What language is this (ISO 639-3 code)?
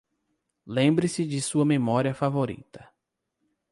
por